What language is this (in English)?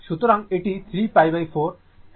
Bangla